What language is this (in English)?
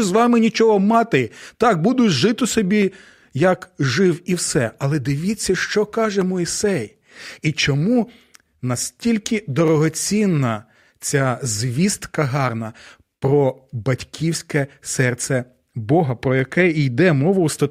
Ukrainian